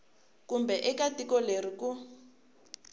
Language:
Tsonga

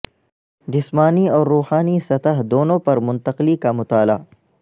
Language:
Urdu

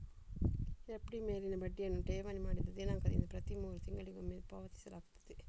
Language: Kannada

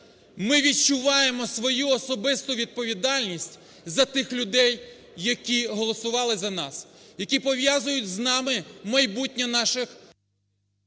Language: Ukrainian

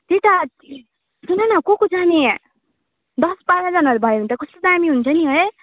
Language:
Nepali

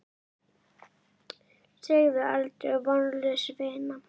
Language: Icelandic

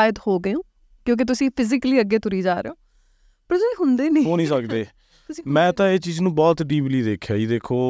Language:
Punjabi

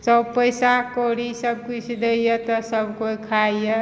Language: Maithili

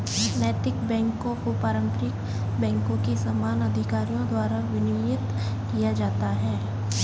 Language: Hindi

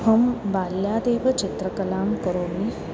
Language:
Sanskrit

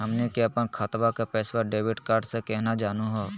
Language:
Magahi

